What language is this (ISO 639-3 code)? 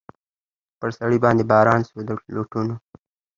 pus